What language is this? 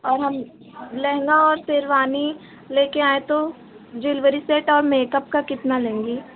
Hindi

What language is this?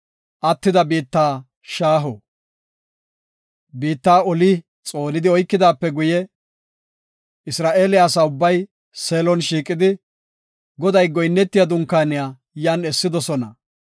Gofa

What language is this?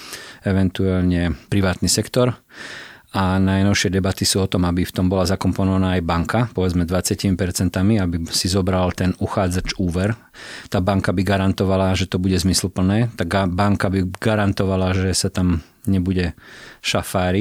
Slovak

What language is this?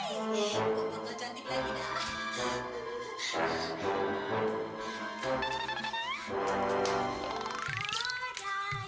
Indonesian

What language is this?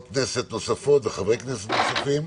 Hebrew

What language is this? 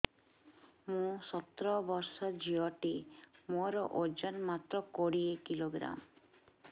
Odia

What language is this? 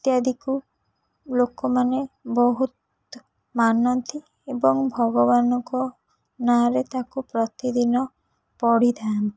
Odia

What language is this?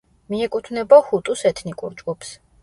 Georgian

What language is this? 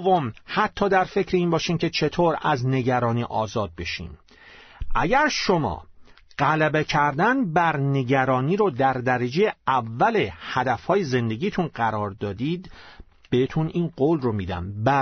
Persian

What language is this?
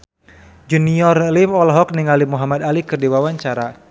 Sundanese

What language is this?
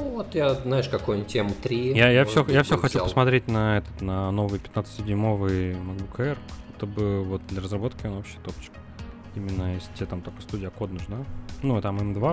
Russian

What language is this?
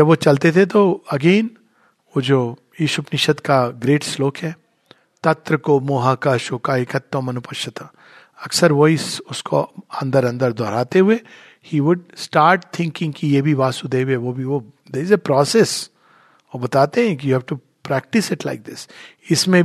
Hindi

